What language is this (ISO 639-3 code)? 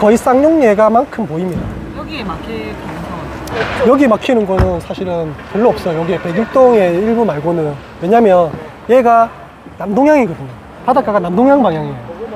kor